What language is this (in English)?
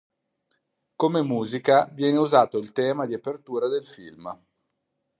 Italian